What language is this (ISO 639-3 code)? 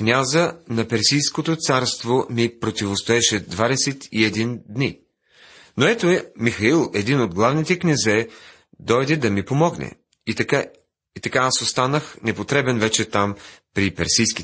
bul